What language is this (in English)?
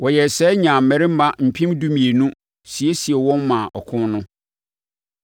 Akan